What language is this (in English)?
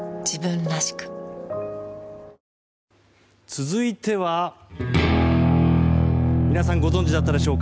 Japanese